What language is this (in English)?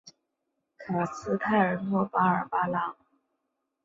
Chinese